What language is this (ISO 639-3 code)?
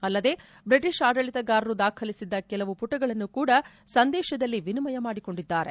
kan